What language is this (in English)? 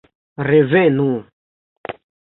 Esperanto